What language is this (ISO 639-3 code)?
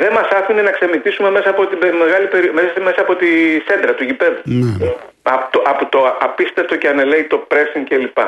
ell